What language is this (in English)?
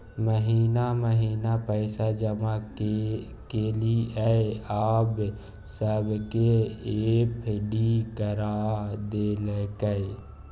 Maithili